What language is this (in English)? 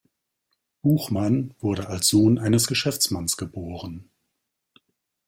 German